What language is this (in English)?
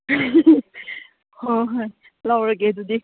Manipuri